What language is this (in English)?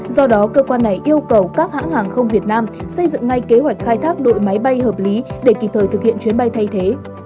Vietnamese